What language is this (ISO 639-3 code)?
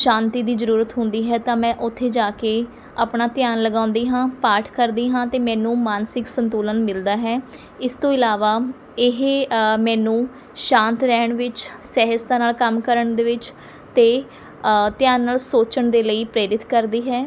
pan